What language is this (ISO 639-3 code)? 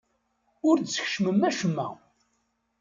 kab